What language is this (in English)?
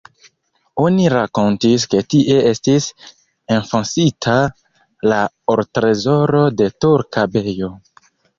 Esperanto